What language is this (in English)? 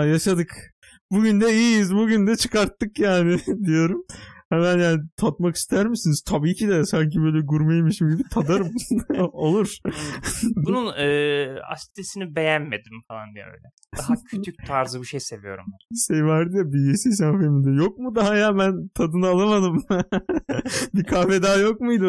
Turkish